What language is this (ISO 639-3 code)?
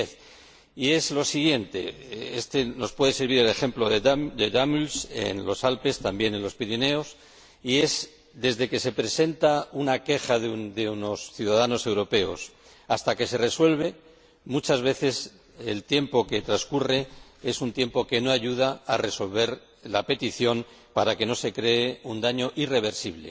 spa